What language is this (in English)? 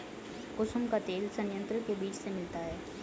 Hindi